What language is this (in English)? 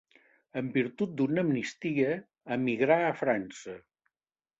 Catalan